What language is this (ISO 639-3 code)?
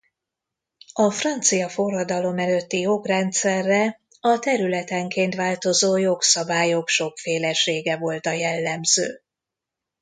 hun